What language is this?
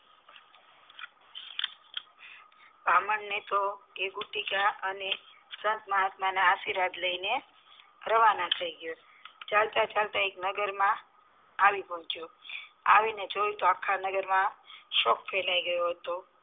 Gujarati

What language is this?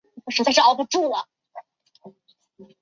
Chinese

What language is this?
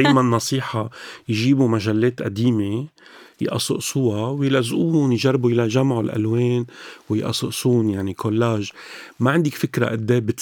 Arabic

